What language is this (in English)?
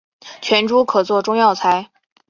Chinese